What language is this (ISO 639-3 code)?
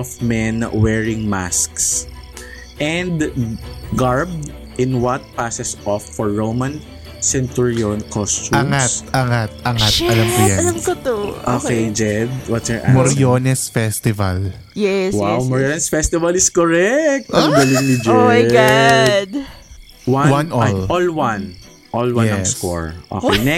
fil